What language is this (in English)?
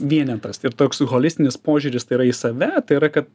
Lithuanian